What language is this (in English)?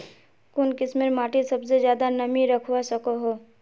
Magahi